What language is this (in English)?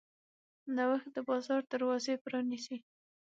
Pashto